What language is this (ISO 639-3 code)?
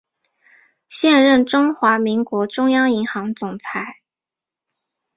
zho